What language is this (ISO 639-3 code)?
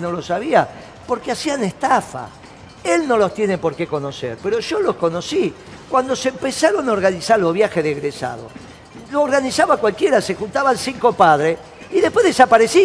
spa